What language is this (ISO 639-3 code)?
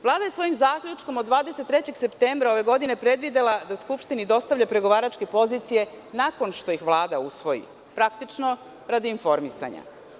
srp